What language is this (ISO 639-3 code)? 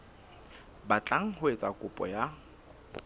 sot